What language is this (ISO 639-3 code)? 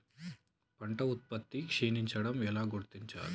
tel